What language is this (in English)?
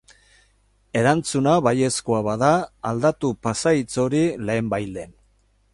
Basque